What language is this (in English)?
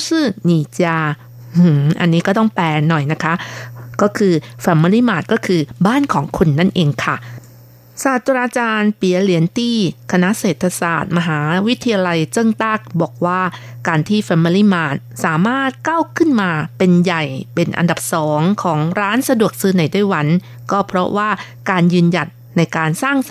Thai